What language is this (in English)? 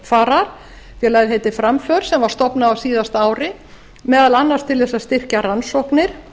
Icelandic